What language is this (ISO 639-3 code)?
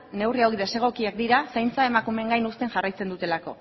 eus